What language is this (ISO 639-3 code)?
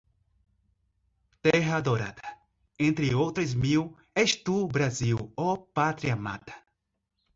por